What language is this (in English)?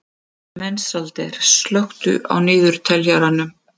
Icelandic